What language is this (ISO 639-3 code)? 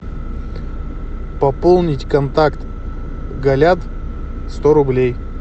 rus